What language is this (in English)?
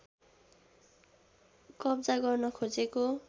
Nepali